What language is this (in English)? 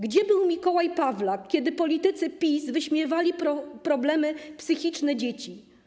Polish